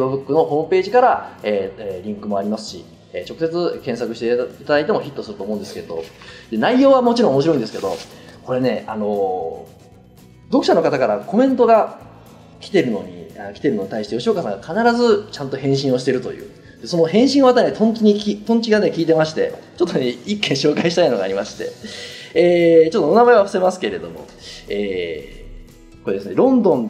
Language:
Japanese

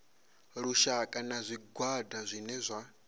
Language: Venda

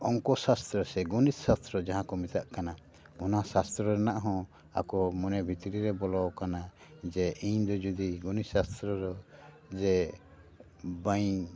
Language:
Santali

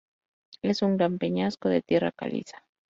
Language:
Spanish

